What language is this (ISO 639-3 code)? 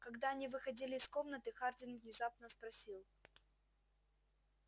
rus